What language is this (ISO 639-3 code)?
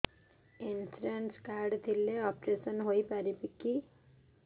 ori